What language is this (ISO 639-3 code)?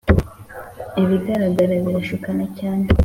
kin